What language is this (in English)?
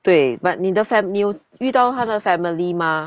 English